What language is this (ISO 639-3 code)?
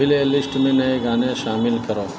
urd